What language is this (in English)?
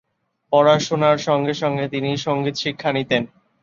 Bangla